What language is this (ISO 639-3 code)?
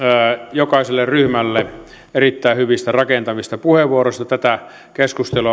fin